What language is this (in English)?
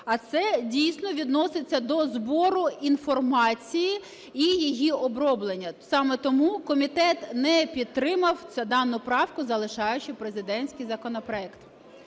Ukrainian